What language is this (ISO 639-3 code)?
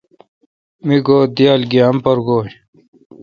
xka